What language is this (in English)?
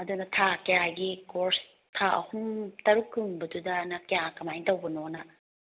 Manipuri